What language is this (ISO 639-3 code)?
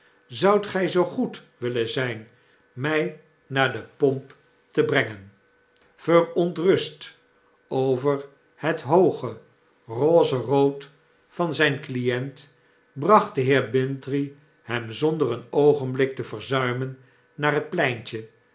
nld